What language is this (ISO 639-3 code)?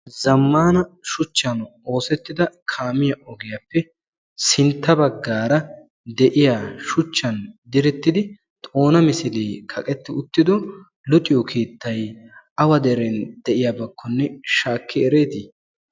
wal